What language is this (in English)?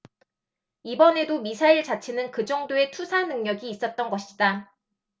Korean